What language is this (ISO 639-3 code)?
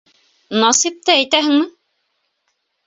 bak